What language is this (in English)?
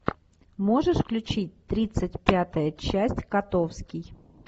Russian